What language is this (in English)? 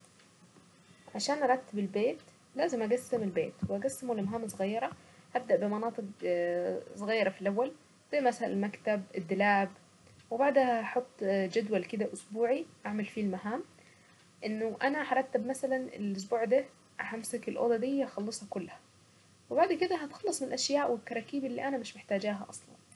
Saidi Arabic